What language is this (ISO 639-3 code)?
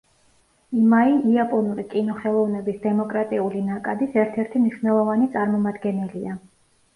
kat